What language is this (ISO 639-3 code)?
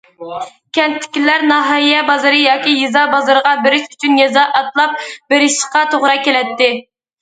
uig